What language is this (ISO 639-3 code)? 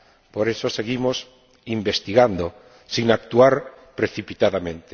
spa